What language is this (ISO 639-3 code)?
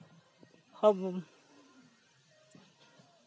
sat